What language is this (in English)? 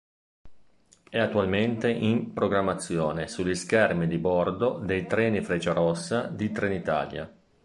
Italian